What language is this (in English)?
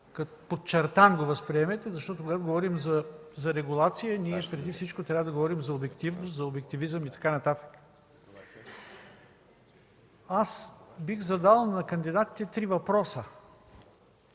Bulgarian